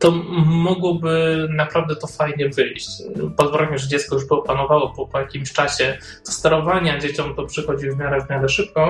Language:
Polish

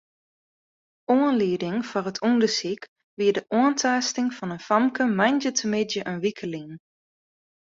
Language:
Western Frisian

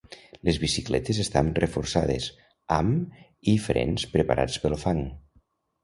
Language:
Catalan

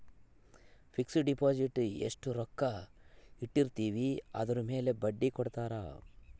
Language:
Kannada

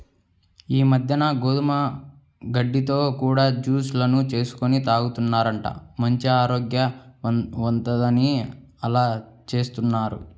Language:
Telugu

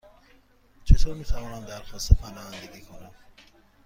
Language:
Persian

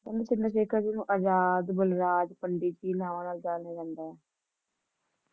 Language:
Punjabi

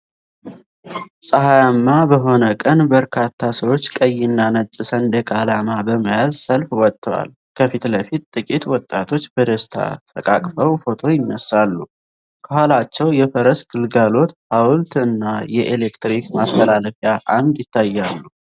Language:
Amharic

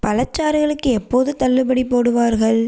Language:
Tamil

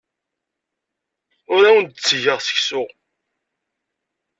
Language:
Kabyle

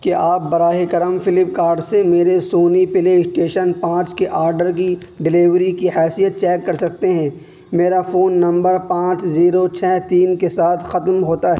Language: Urdu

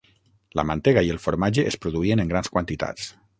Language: Catalan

